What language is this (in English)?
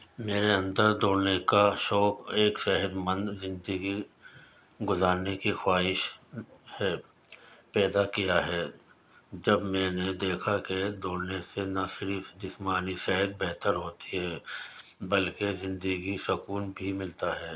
Urdu